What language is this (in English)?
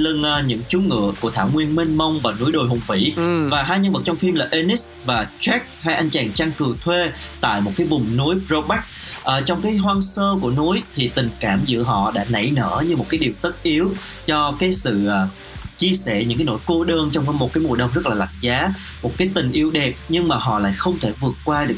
Vietnamese